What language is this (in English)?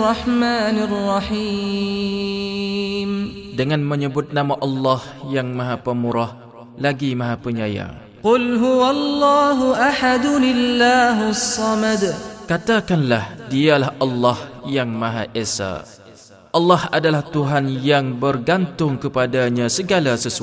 Malay